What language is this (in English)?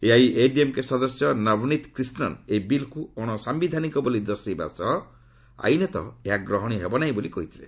Odia